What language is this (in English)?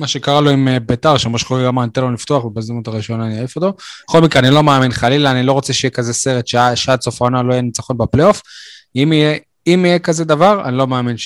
Hebrew